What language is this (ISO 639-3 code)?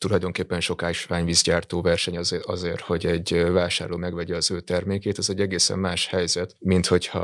hun